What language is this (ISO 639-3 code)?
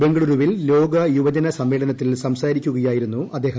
mal